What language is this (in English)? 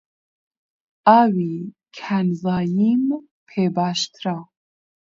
Central Kurdish